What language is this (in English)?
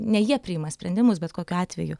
Lithuanian